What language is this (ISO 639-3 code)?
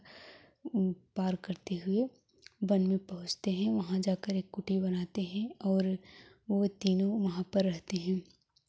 hin